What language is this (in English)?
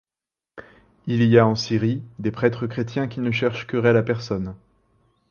French